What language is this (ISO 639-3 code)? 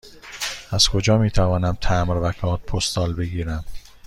fas